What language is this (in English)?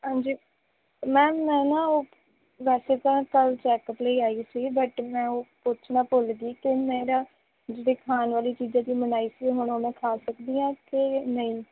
Punjabi